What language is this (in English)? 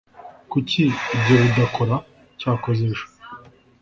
Kinyarwanda